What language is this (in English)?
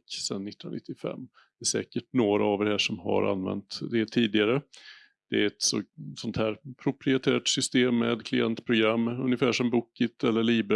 Swedish